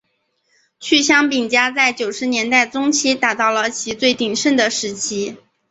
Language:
Chinese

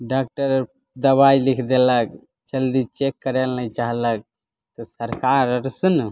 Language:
Maithili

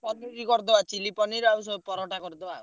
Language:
Odia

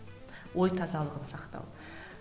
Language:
Kazakh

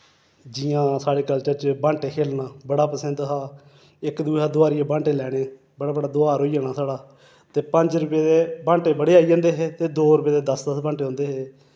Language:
Dogri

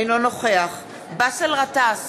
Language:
Hebrew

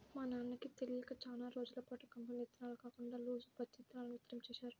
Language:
Telugu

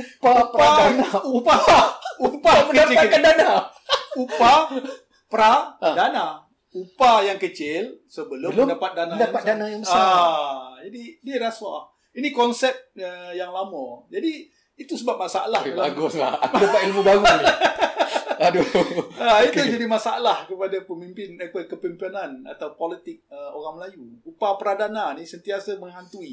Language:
Malay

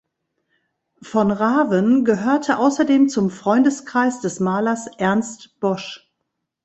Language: German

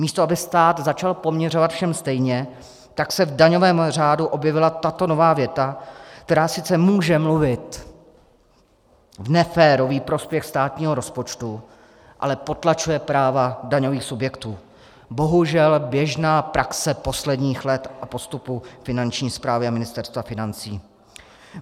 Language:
Czech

